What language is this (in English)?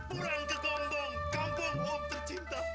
Indonesian